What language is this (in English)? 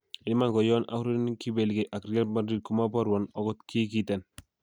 Kalenjin